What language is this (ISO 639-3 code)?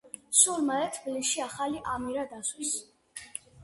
kat